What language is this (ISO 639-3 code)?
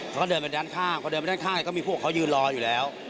tha